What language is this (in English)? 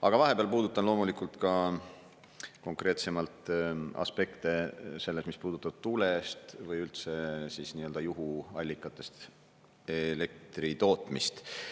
Estonian